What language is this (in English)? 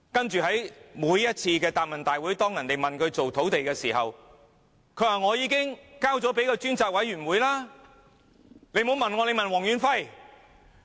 Cantonese